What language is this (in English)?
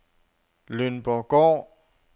Danish